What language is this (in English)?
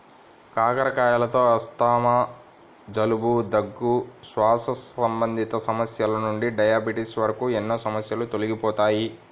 Telugu